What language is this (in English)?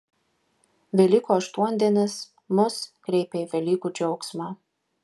Lithuanian